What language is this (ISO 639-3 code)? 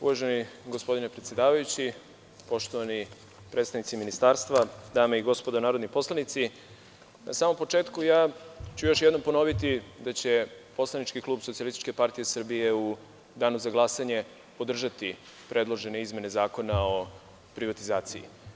srp